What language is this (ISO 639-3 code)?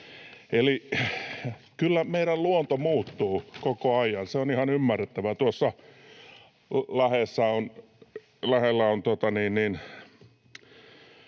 fin